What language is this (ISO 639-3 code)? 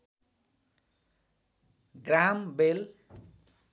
nep